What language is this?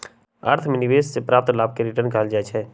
Magahi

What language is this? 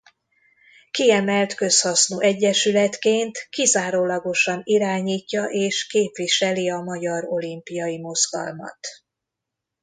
Hungarian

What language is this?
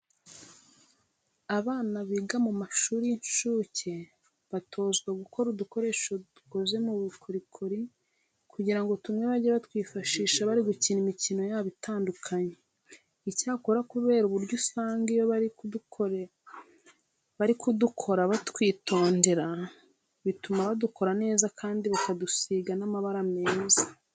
Kinyarwanda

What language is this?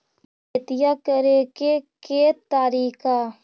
Magahi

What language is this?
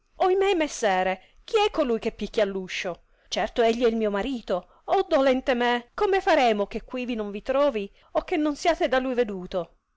Italian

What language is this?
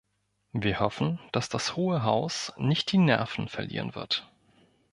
German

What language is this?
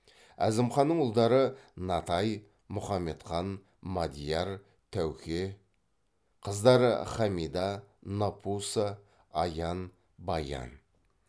Kazakh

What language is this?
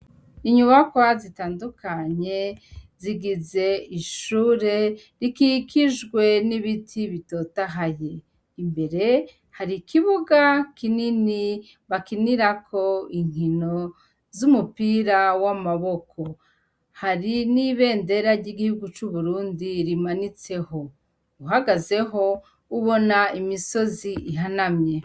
Rundi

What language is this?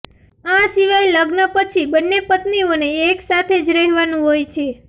Gujarati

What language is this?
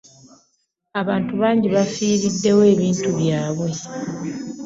Ganda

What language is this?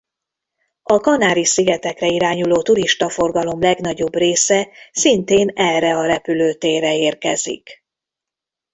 Hungarian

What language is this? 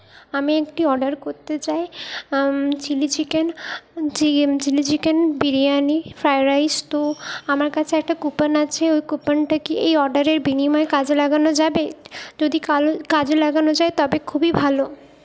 Bangla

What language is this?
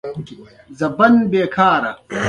Pashto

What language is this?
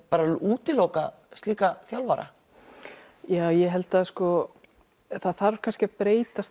Icelandic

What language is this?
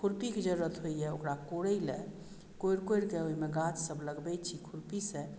Maithili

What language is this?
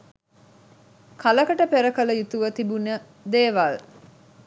Sinhala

